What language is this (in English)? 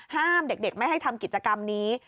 Thai